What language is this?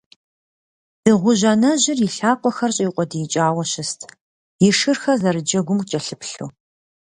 Kabardian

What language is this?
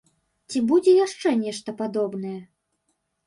Belarusian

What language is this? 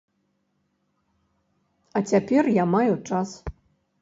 Belarusian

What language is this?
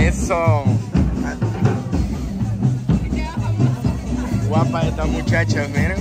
Spanish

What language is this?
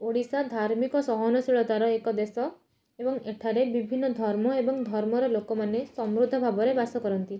Odia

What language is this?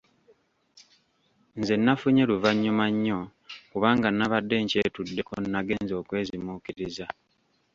Ganda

